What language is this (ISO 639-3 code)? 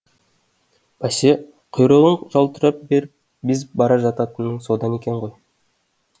kaz